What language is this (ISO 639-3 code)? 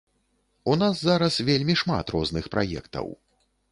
bel